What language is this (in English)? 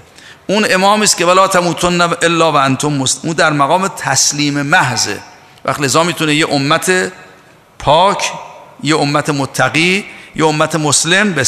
Persian